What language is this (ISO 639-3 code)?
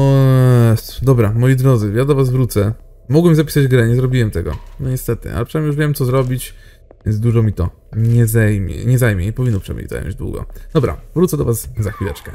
pol